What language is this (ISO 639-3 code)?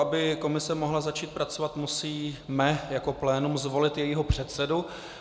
ces